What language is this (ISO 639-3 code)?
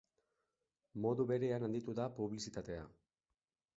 eus